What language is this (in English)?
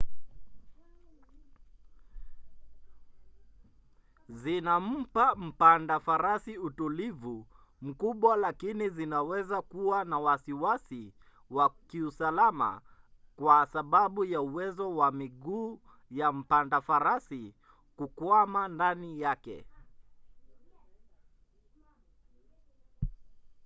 Swahili